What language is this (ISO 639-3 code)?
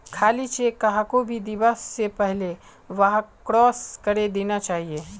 mag